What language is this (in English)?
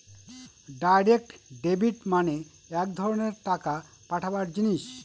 Bangla